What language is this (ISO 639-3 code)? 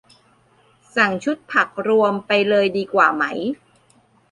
tha